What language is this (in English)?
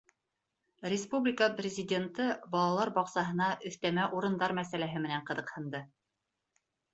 Bashkir